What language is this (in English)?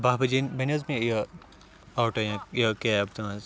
Kashmiri